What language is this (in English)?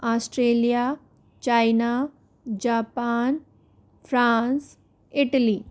Hindi